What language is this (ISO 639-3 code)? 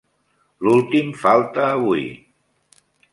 cat